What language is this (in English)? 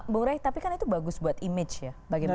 Indonesian